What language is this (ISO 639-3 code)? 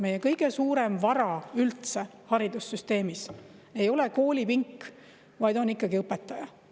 est